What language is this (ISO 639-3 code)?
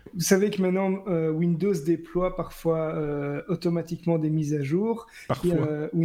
fra